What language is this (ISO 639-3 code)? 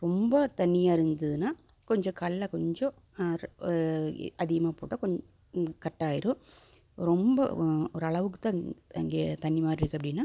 tam